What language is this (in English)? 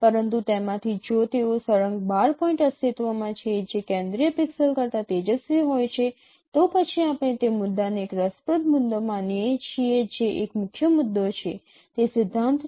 Gujarati